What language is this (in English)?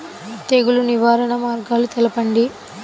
Telugu